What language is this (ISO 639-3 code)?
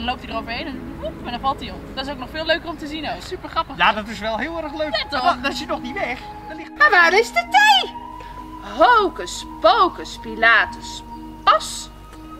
nld